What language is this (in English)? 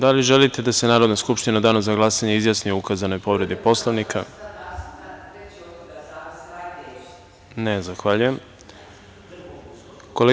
Serbian